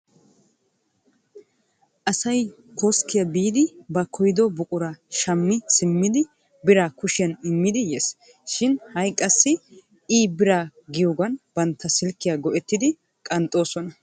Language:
Wolaytta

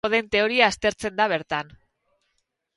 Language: Basque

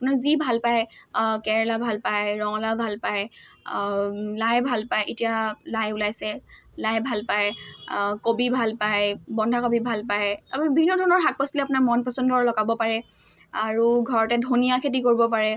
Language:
Assamese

